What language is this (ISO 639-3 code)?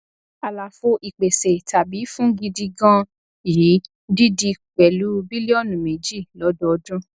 yor